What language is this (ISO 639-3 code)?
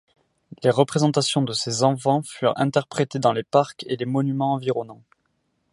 fra